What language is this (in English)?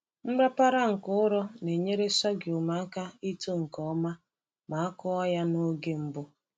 Igbo